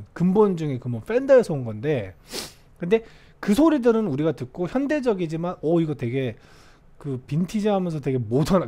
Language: Korean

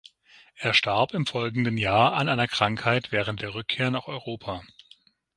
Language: German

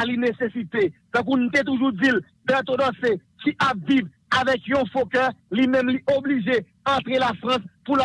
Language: French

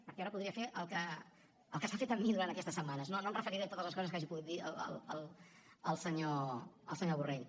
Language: Catalan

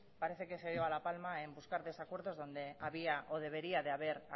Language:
Spanish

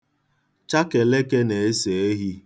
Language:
Igbo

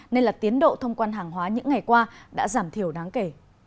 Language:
Vietnamese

